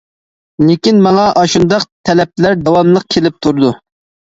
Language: Uyghur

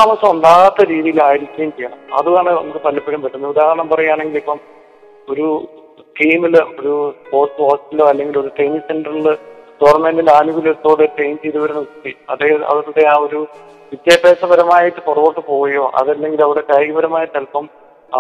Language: Malayalam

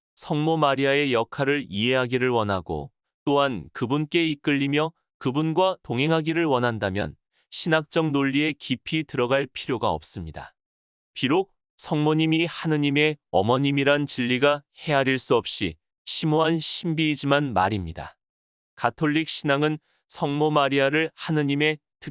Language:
Korean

